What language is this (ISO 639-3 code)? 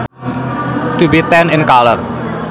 sun